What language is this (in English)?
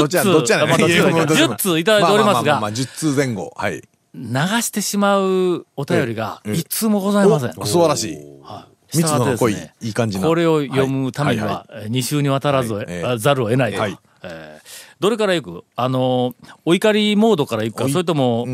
Japanese